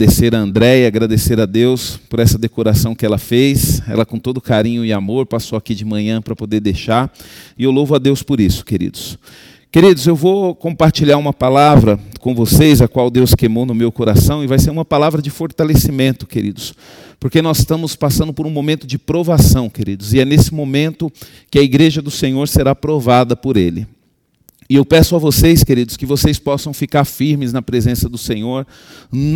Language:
Portuguese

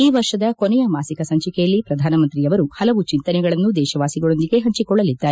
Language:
Kannada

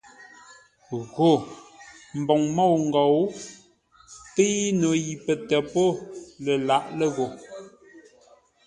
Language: Ngombale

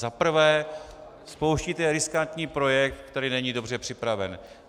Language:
Czech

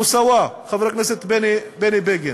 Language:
Hebrew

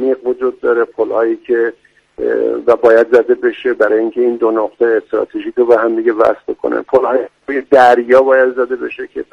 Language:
Persian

